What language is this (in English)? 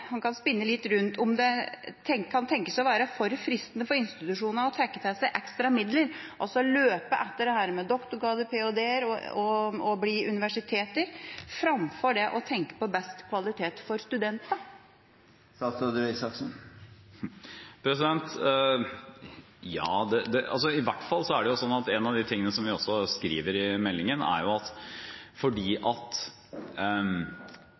Norwegian Bokmål